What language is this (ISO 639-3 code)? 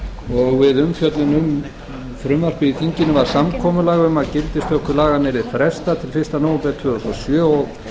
isl